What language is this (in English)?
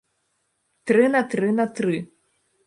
Belarusian